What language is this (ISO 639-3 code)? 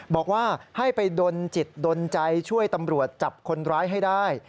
tha